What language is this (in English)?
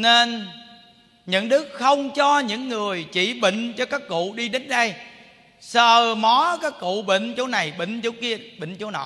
Vietnamese